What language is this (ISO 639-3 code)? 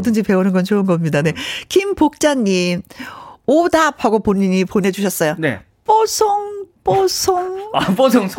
kor